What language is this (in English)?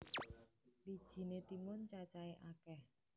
Javanese